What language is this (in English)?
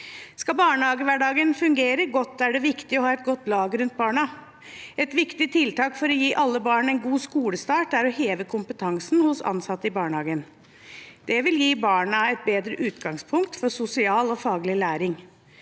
Norwegian